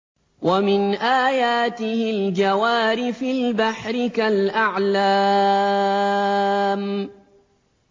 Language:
Arabic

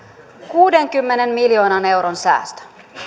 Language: Finnish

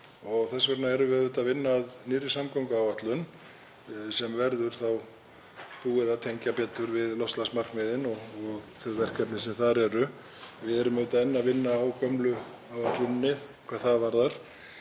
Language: Icelandic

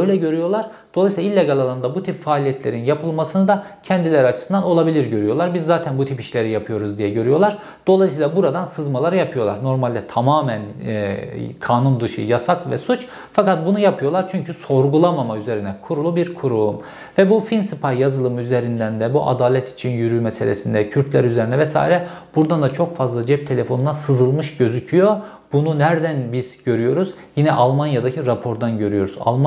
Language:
Turkish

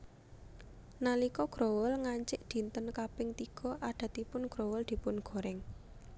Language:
Javanese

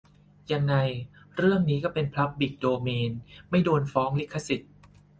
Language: Thai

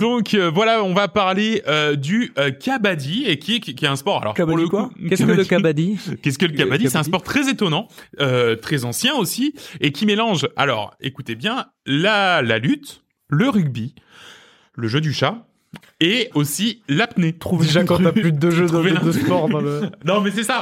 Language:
French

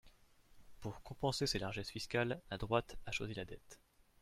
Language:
French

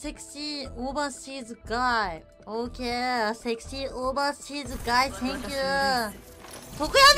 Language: Japanese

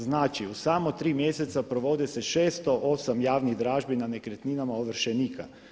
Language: Croatian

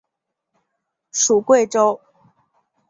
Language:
Chinese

